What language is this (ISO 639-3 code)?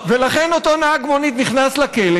heb